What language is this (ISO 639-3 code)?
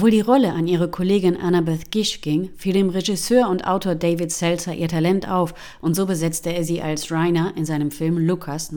deu